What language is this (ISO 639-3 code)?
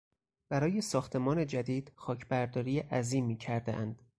fas